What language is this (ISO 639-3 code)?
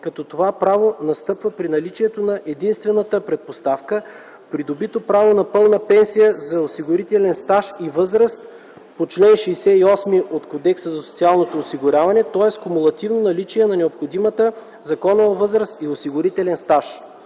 bul